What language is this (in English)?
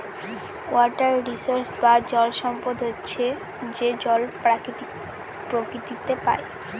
Bangla